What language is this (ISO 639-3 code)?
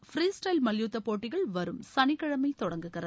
tam